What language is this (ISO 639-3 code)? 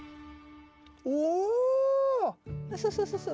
jpn